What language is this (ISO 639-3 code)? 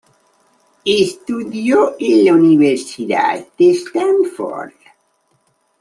spa